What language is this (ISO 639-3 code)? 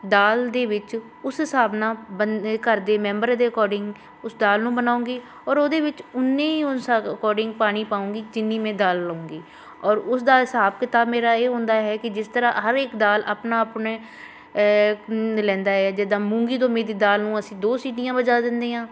pan